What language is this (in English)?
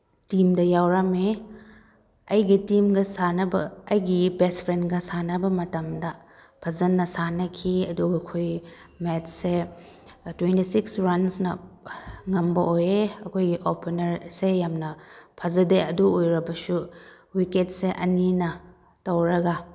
Manipuri